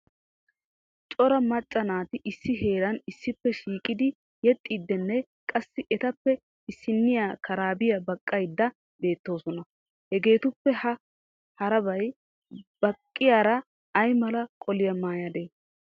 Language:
Wolaytta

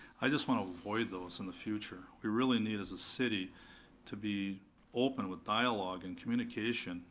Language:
English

